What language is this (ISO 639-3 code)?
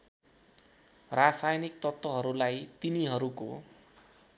nep